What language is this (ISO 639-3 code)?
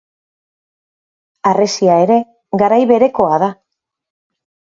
eus